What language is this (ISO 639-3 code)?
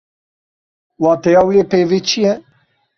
kur